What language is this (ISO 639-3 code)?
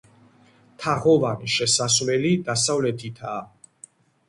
kat